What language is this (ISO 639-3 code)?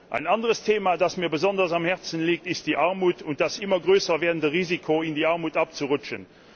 deu